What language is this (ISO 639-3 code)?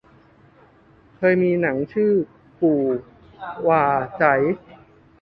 tha